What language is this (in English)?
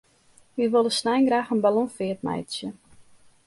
Western Frisian